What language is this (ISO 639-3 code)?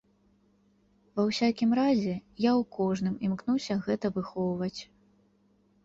bel